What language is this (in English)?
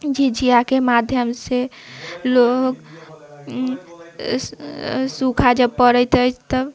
Maithili